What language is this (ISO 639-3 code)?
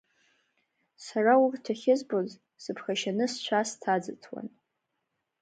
abk